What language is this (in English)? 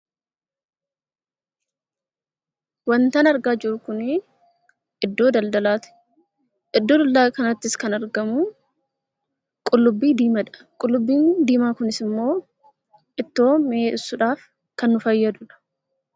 Oromo